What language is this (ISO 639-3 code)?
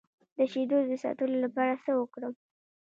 pus